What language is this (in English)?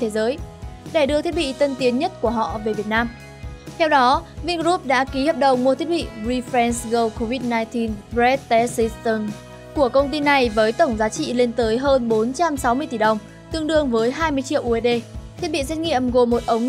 Vietnamese